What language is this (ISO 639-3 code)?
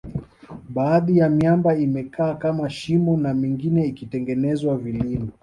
swa